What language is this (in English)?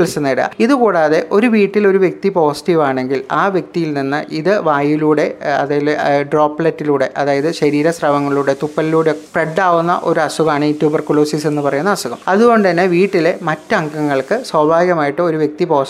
Malayalam